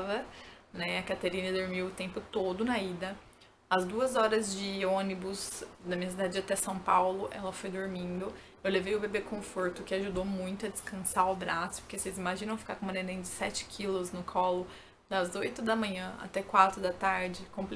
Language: Portuguese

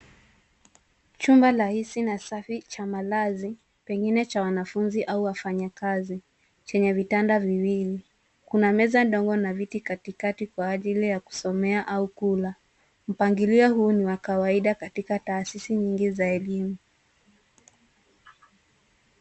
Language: Swahili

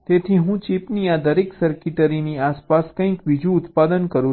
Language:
Gujarati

